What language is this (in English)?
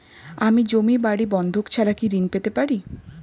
Bangla